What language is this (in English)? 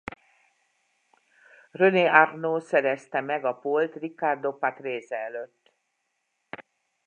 Hungarian